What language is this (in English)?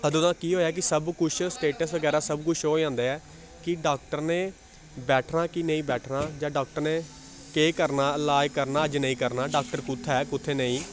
Dogri